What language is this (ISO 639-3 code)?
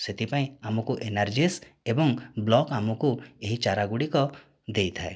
ori